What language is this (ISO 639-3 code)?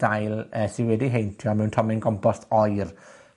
cym